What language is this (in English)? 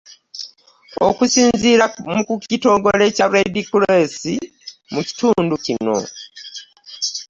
Ganda